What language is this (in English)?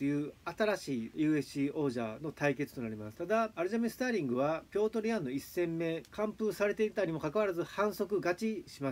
Japanese